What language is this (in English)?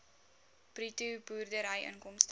Afrikaans